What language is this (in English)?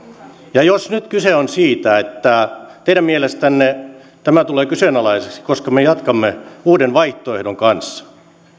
Finnish